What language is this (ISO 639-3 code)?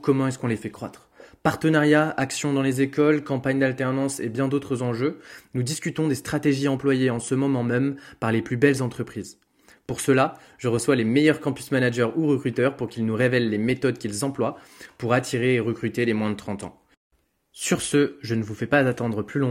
fra